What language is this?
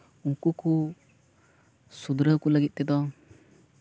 Santali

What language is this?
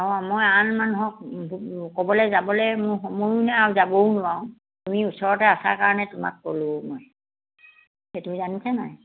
Assamese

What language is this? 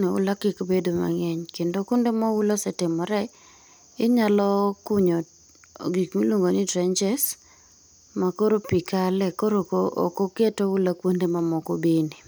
Luo (Kenya and Tanzania)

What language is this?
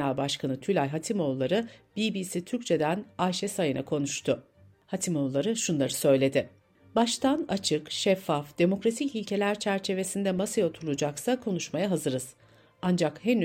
Turkish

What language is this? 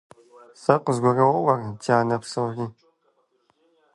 Kabardian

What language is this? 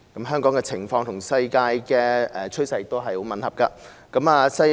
Cantonese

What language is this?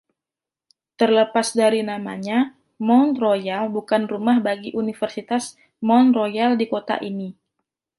Indonesian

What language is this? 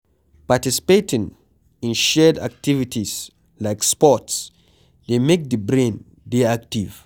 Nigerian Pidgin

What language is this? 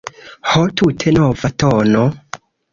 Esperanto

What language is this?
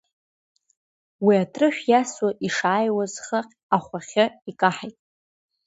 Abkhazian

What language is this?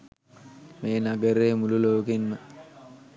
Sinhala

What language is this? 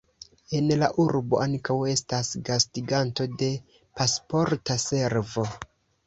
Esperanto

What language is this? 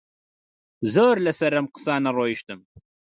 Central Kurdish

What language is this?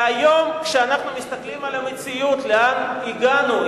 Hebrew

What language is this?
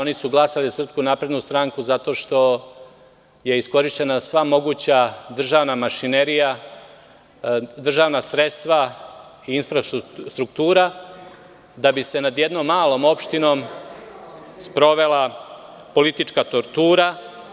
Serbian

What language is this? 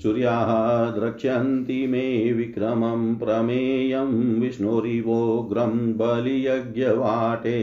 Hindi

